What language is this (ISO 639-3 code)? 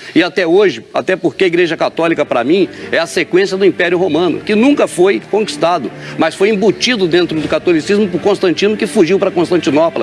por